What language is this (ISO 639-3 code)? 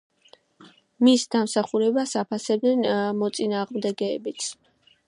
kat